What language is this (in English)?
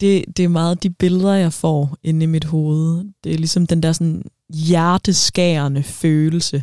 Danish